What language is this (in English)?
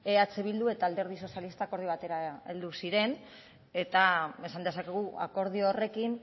Basque